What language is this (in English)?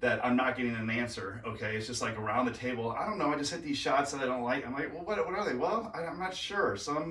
English